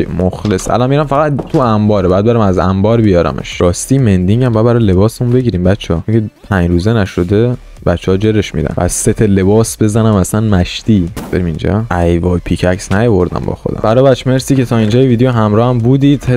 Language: Persian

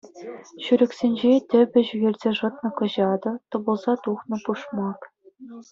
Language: Chuvash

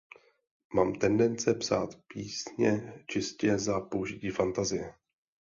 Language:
Czech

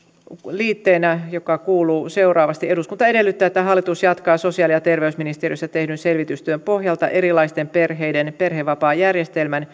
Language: Finnish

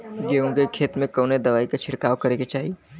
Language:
Bhojpuri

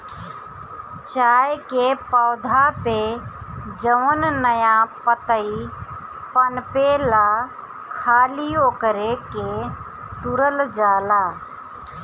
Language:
Bhojpuri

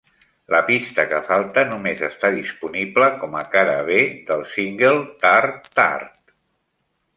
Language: Catalan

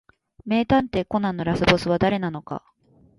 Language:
Japanese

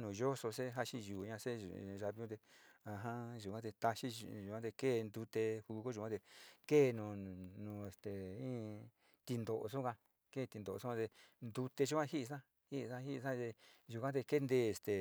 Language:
Sinicahua Mixtec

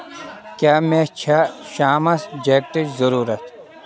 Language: Kashmiri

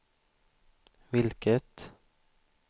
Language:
Swedish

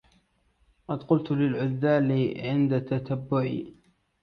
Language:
Arabic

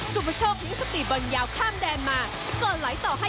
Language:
Thai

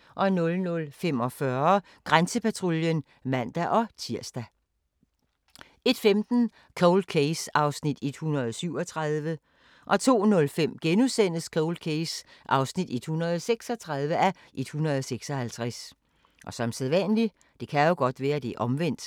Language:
Danish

